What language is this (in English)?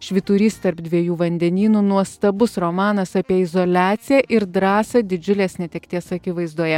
Lithuanian